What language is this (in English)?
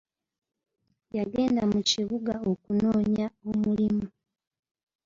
Ganda